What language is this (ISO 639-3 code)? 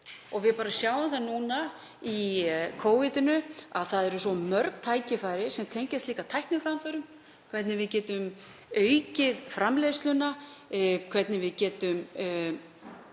isl